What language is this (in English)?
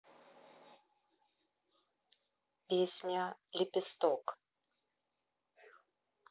Russian